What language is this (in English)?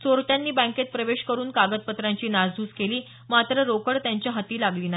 Marathi